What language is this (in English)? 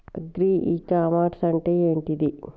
Telugu